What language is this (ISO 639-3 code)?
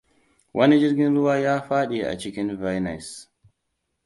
hau